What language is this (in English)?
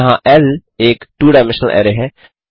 Hindi